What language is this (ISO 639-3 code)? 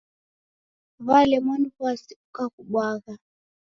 dav